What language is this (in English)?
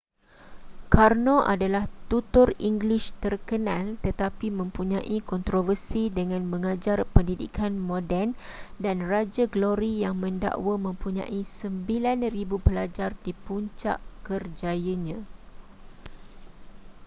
Malay